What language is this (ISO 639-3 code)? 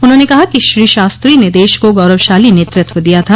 hin